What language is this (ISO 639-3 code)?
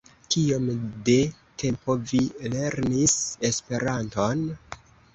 epo